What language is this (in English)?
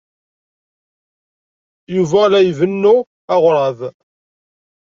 Kabyle